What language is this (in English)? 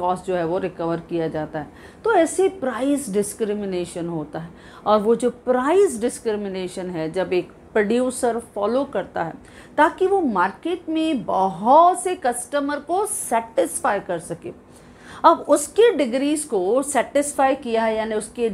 Hindi